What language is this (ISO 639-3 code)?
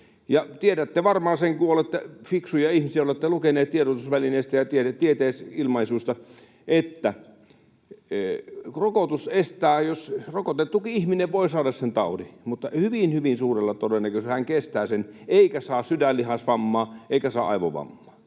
fin